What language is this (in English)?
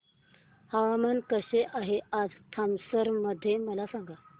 Marathi